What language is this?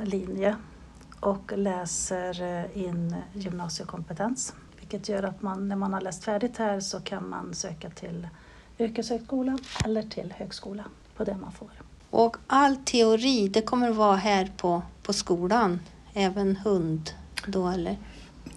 Swedish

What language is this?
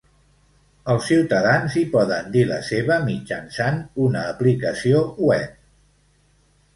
Catalan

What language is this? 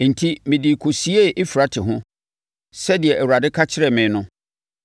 Akan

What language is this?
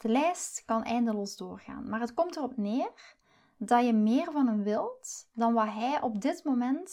Dutch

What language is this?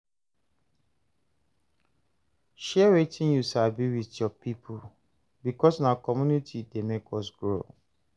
Nigerian Pidgin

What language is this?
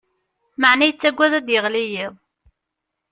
Kabyle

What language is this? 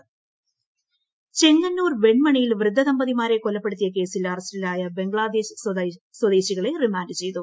Malayalam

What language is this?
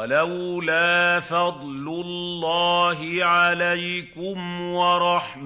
Arabic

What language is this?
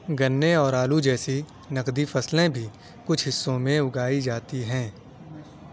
Urdu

